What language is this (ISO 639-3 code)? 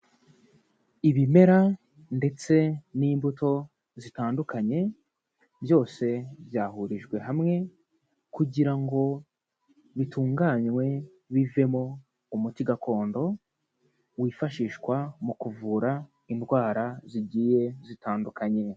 kin